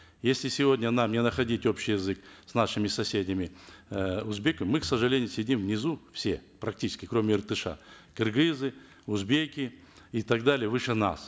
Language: Kazakh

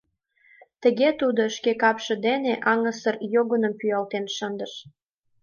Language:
Mari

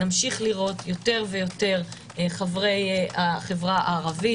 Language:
Hebrew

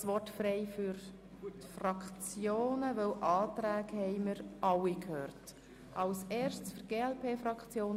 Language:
Swiss German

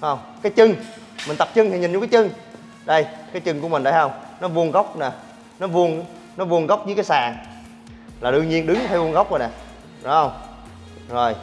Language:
Vietnamese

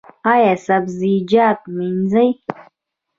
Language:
Pashto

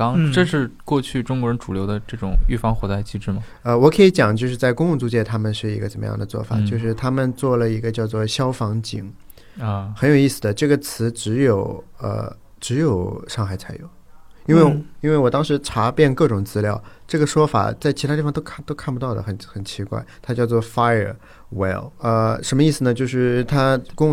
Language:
Chinese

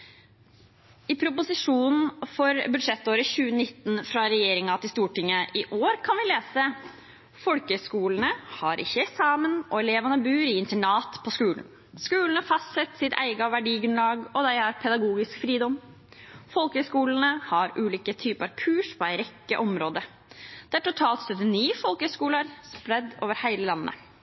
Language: Norwegian Bokmål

